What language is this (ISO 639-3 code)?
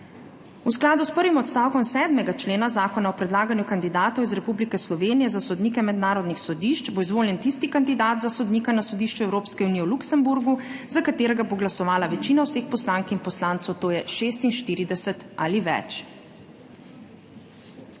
slv